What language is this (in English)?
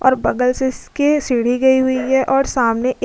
Hindi